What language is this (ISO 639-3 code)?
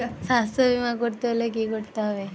ben